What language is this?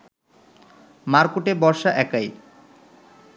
Bangla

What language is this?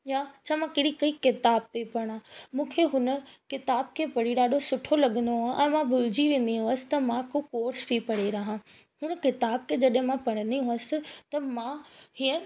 Sindhi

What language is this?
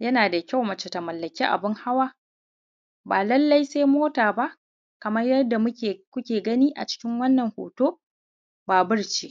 Hausa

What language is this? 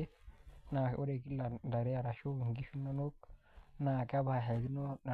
Masai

